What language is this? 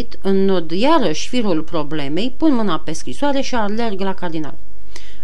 Romanian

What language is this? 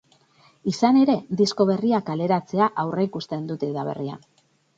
Basque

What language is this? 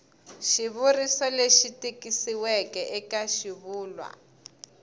Tsonga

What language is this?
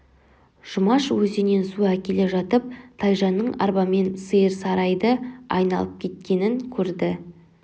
Kazakh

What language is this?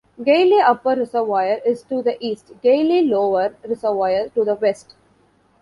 English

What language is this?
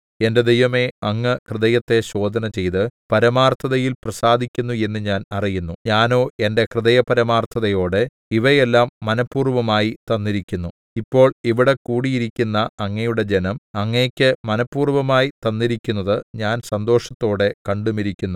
Malayalam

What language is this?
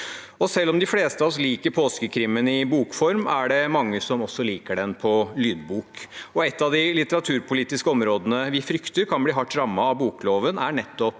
Norwegian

